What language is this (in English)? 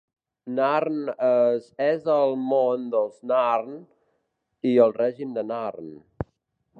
Catalan